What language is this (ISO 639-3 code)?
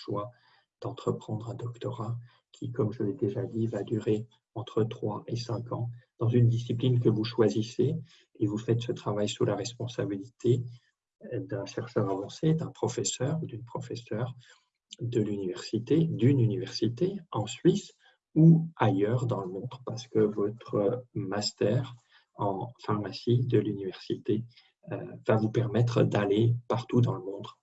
fra